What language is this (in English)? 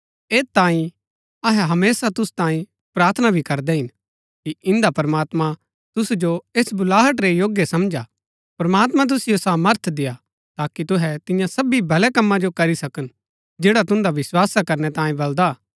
Gaddi